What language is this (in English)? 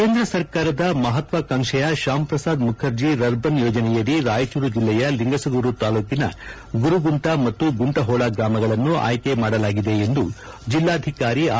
Kannada